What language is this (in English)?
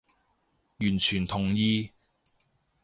Cantonese